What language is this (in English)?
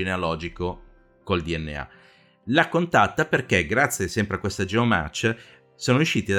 Italian